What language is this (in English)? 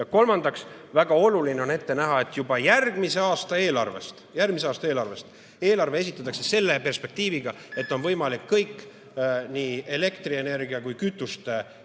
Estonian